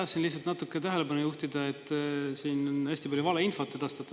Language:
Estonian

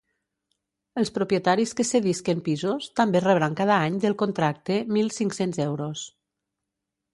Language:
Catalan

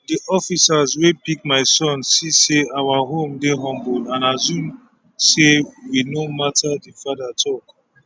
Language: Nigerian Pidgin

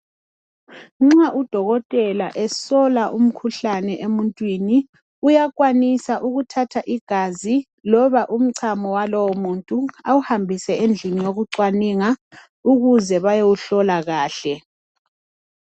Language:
North Ndebele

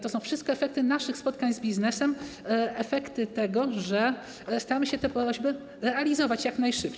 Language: Polish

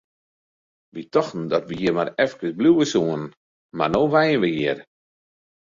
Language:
Western Frisian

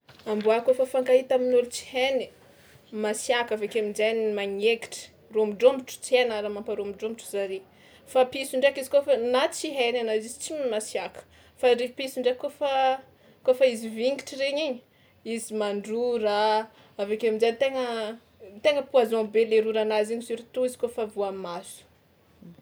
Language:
Tsimihety Malagasy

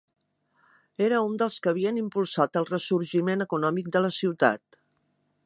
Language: Catalan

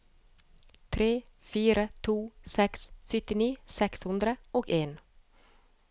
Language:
Norwegian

